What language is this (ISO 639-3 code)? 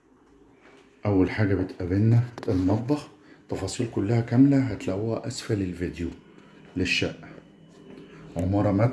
ara